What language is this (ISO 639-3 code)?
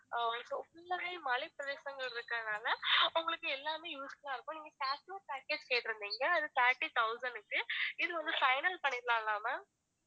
tam